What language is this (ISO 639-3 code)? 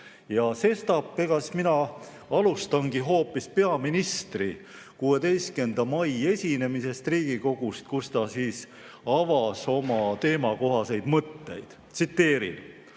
est